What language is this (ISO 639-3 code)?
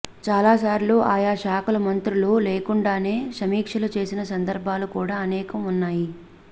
tel